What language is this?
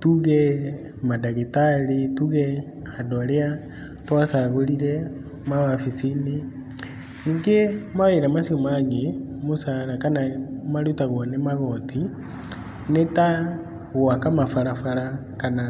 Kikuyu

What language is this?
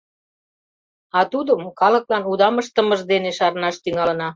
Mari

